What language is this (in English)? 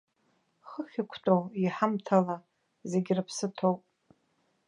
Abkhazian